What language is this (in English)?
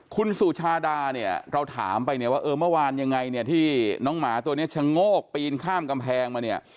Thai